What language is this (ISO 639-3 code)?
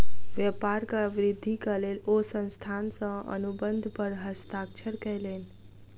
mai